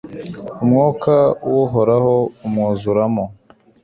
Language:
Kinyarwanda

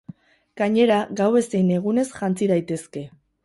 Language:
Basque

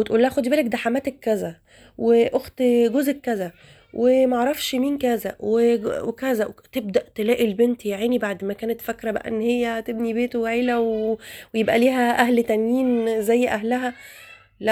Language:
Arabic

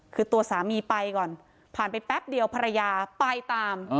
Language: Thai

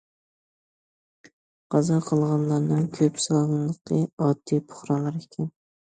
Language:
Uyghur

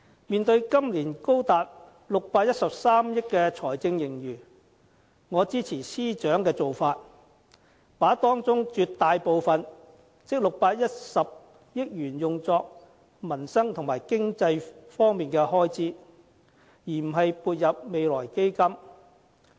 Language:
Cantonese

